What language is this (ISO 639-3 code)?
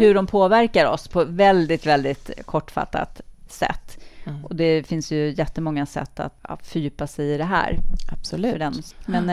swe